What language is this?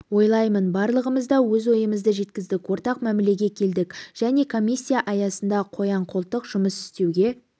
Kazakh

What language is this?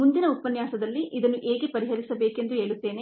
Kannada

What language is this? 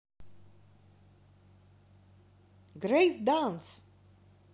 Russian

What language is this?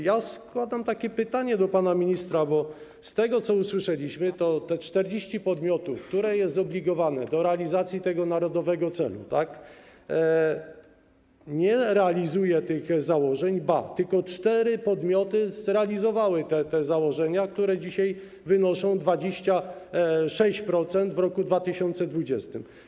Polish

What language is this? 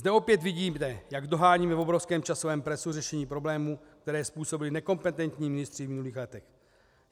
Czech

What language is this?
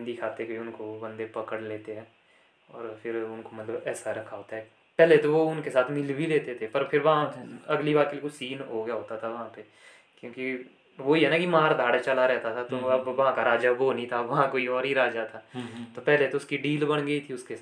Hindi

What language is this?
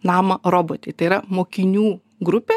Lithuanian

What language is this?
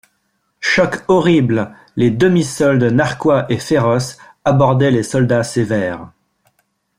French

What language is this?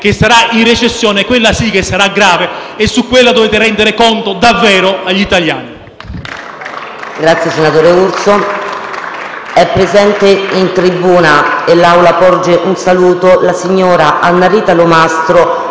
Italian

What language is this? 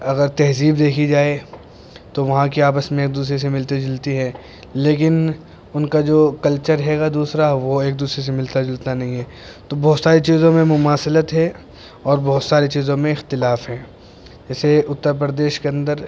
Urdu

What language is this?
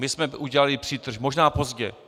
Czech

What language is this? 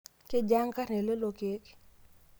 Masai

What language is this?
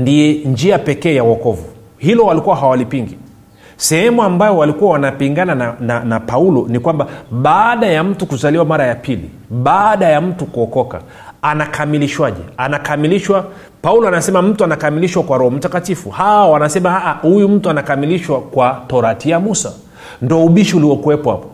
Swahili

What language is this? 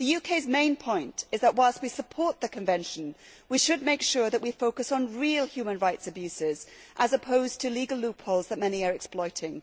English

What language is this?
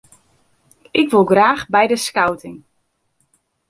Western Frisian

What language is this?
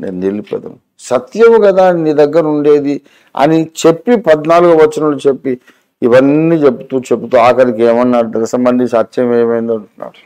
Telugu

